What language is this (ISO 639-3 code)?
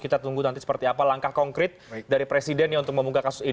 ind